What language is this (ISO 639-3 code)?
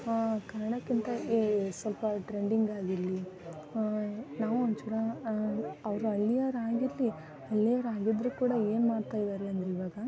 kan